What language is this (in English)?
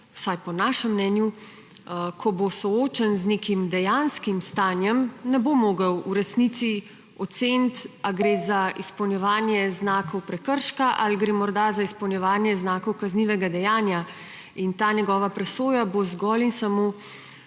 Slovenian